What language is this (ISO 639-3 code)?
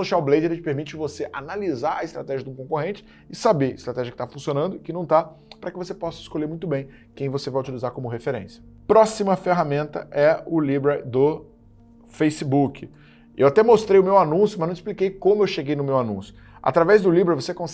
por